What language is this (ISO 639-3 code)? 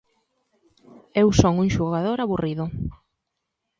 glg